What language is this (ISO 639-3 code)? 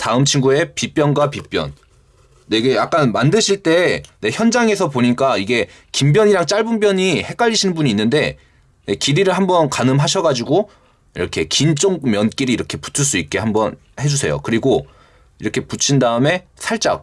kor